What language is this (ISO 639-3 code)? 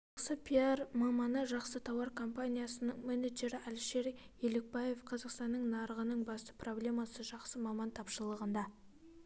kaz